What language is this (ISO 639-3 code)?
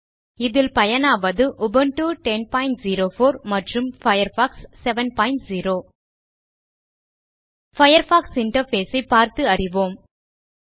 tam